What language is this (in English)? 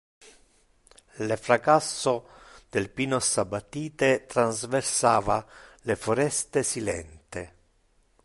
Interlingua